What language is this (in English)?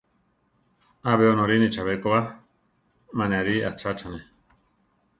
Central Tarahumara